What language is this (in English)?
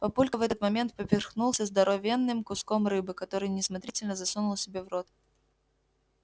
Russian